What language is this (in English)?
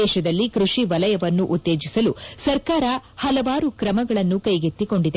Kannada